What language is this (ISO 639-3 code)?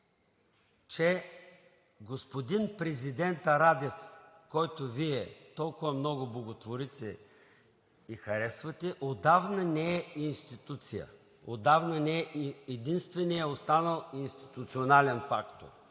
bul